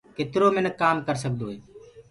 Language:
Gurgula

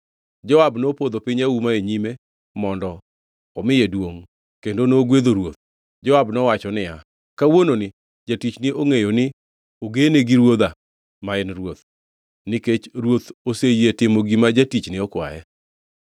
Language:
Luo (Kenya and Tanzania)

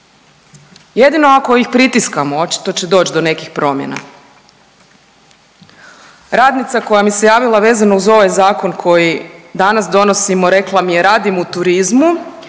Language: Croatian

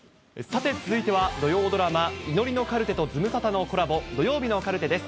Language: Japanese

